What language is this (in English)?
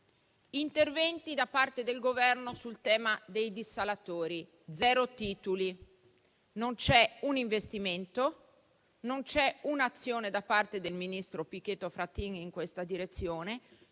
Italian